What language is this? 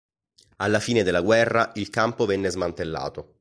Italian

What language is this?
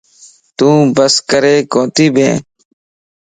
Lasi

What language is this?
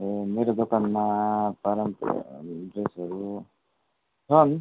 Nepali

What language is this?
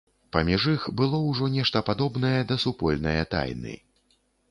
Belarusian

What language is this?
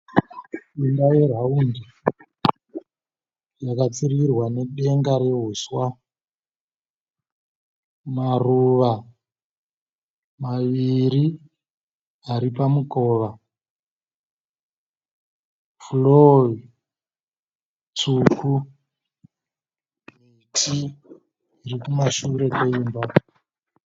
Shona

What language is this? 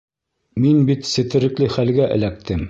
Bashkir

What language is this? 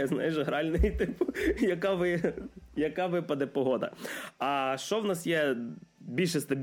Ukrainian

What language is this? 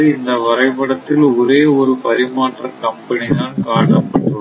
Tamil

